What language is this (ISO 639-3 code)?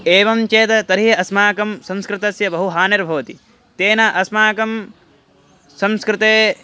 san